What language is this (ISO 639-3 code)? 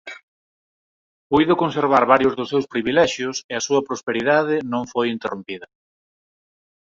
glg